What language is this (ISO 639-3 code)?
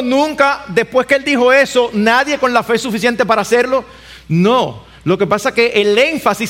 spa